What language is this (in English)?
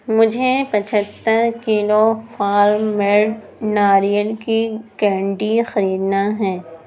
Urdu